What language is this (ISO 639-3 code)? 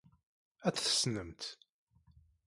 kab